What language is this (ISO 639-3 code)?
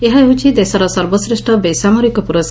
ori